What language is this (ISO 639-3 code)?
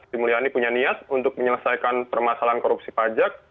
ind